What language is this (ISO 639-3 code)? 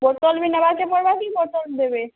ori